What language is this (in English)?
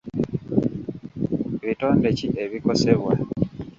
Ganda